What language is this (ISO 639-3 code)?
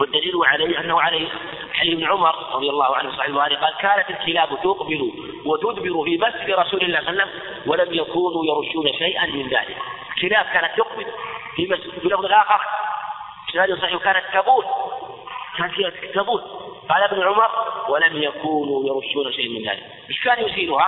ara